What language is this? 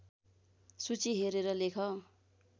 Nepali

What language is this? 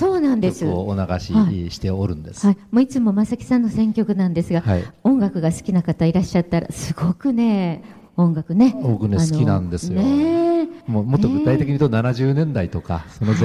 Japanese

